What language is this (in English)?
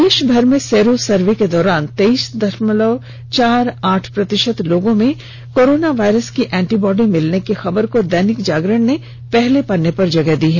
Hindi